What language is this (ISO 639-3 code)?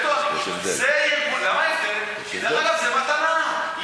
heb